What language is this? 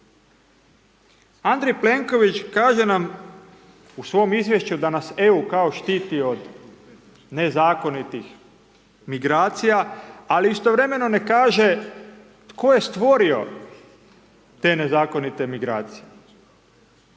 Croatian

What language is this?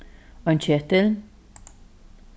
Faroese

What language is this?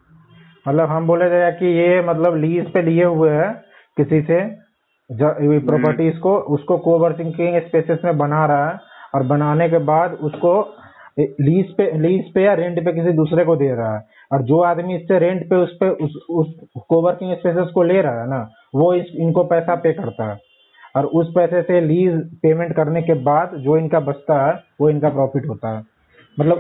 Hindi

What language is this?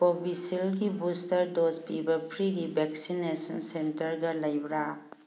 Manipuri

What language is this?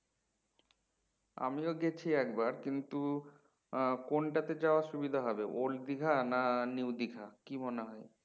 Bangla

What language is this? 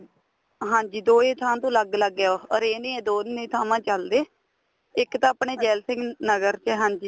Punjabi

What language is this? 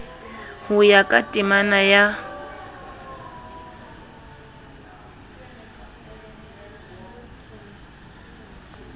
Southern Sotho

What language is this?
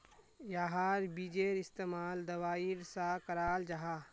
Magahi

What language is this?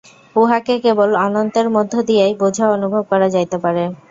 Bangla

